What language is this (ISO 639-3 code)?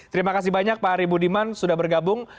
ind